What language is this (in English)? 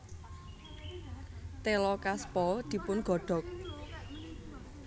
Javanese